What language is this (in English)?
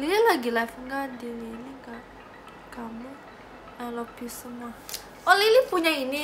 Indonesian